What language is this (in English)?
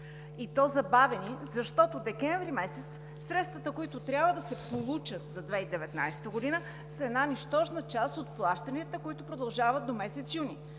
Bulgarian